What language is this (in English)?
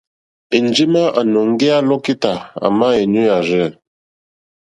Mokpwe